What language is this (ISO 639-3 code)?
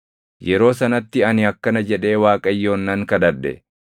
orm